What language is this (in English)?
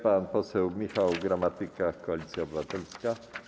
Polish